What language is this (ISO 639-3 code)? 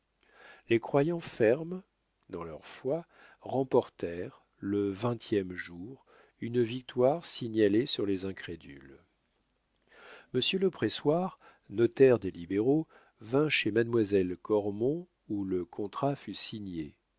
fra